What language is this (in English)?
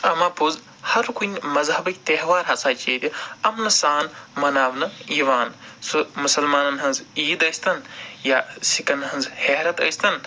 Kashmiri